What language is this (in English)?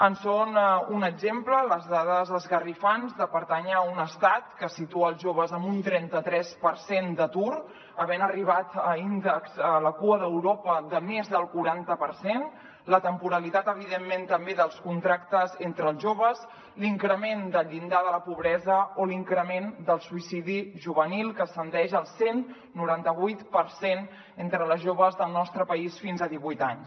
Catalan